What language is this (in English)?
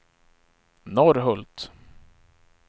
Swedish